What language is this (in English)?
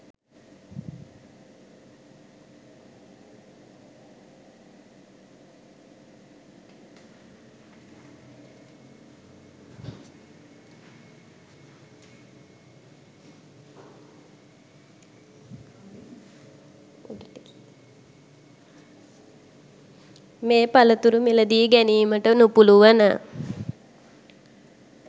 Sinhala